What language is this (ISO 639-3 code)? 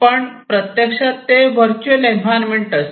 mar